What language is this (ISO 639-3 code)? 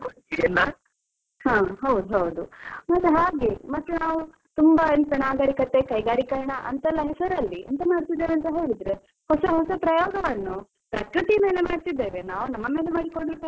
kan